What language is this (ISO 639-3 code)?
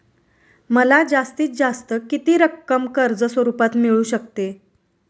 mar